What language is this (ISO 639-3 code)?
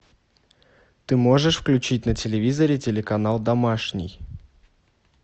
rus